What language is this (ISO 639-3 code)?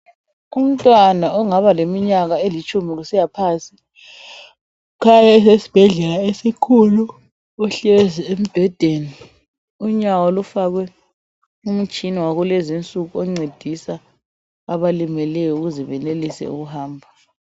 nde